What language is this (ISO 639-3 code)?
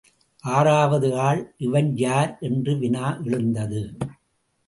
tam